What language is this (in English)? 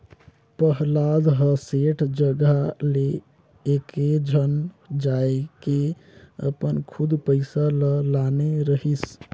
Chhattisgarhi